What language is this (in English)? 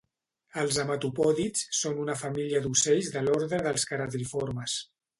Catalan